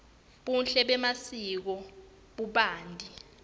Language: Swati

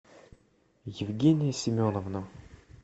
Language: Russian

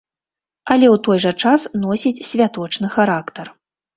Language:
Belarusian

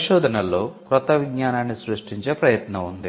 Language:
Telugu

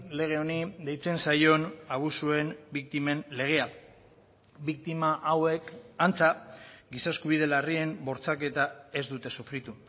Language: Basque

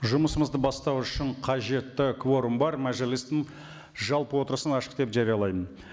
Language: Kazakh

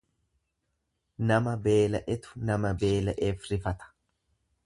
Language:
Oromo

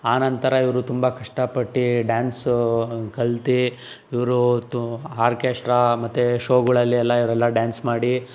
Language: Kannada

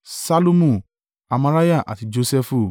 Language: Yoruba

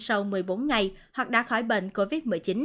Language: Vietnamese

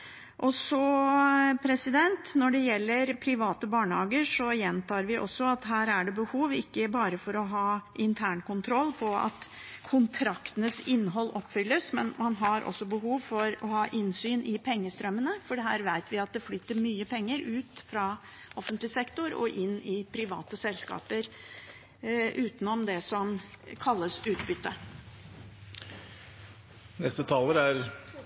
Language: Norwegian Bokmål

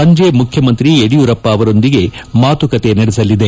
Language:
Kannada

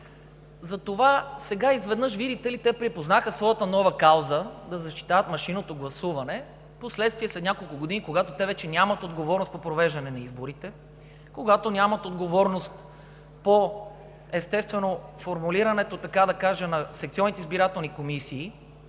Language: Bulgarian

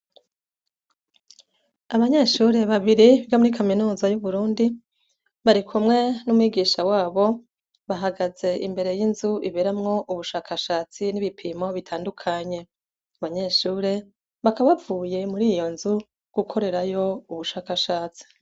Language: Rundi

